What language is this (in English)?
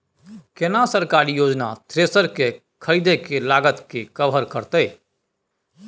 Maithili